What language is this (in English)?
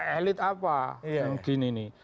Indonesian